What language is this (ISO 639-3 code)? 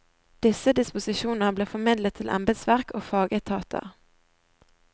nor